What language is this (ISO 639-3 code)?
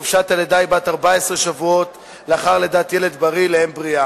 heb